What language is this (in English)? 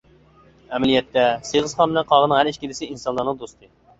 Uyghur